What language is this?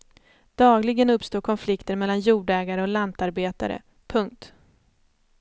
Swedish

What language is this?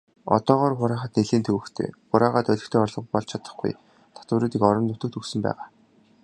Mongolian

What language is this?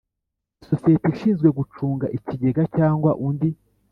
Kinyarwanda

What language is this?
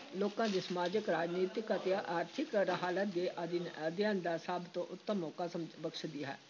Punjabi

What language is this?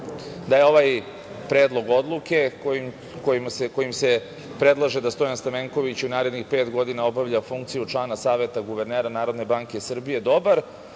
Serbian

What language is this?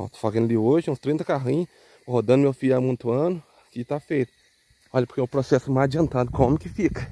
Portuguese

